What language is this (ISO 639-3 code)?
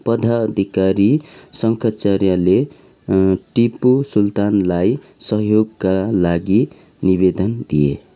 nep